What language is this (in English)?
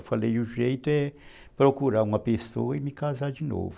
Portuguese